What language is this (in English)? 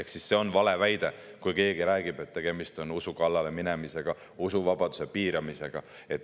Estonian